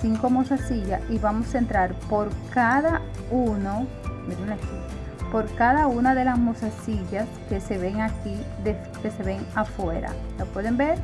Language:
Spanish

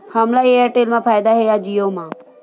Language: Chhattisgarhi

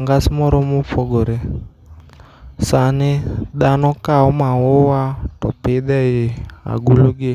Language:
Luo (Kenya and Tanzania)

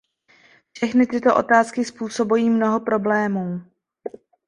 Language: Czech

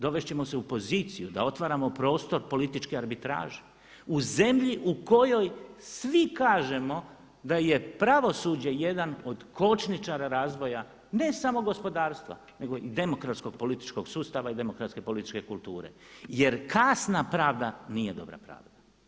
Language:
Croatian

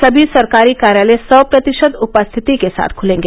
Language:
Hindi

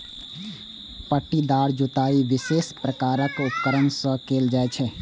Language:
Maithili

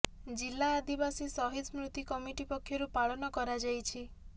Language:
Odia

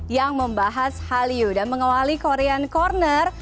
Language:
Indonesian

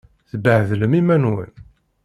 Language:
Kabyle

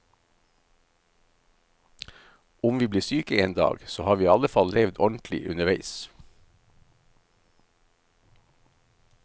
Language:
Norwegian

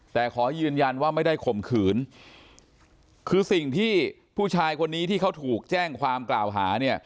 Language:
Thai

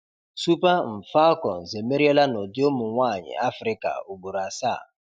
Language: Igbo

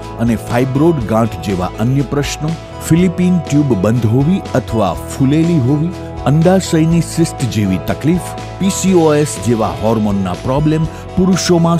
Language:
Hindi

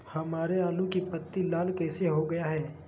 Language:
Magahi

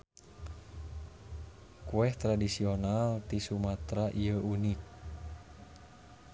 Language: Sundanese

